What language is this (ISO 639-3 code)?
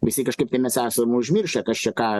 lit